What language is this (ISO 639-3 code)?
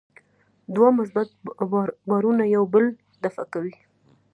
pus